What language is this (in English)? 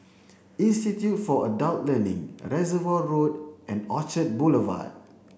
English